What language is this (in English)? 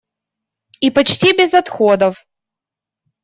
Russian